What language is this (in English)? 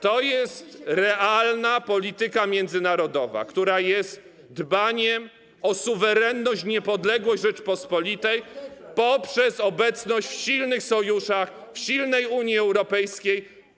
Polish